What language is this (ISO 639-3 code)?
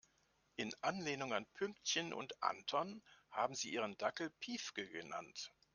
deu